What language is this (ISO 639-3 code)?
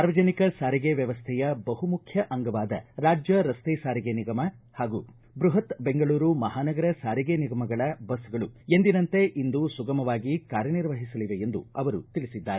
kan